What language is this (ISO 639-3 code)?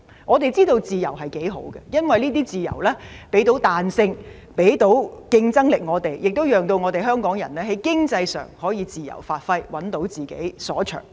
yue